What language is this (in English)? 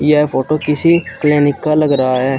Hindi